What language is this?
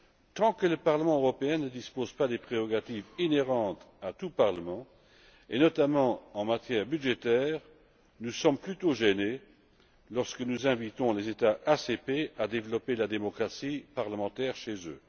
French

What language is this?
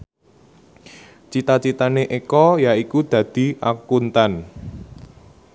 Javanese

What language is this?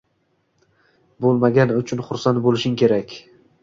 Uzbek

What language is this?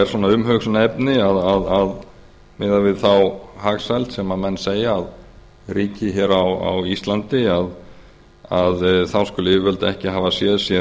Icelandic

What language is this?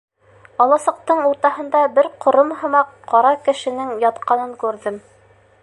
Bashkir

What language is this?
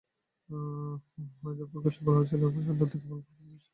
Bangla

